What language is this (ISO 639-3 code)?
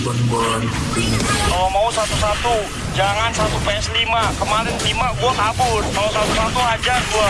ind